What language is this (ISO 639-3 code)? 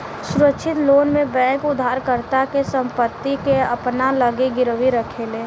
bho